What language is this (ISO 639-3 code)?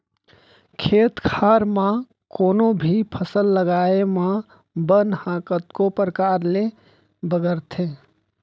hne